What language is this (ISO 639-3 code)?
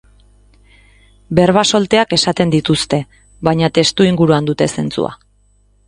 eus